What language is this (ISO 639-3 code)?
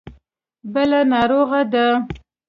pus